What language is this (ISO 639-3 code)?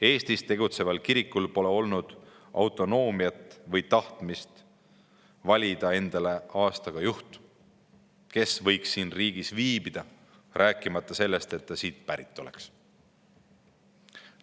est